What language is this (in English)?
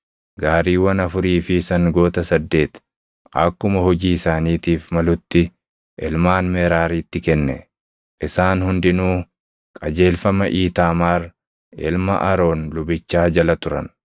Oromo